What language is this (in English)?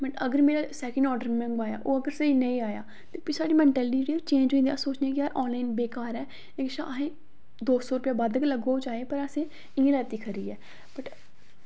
Dogri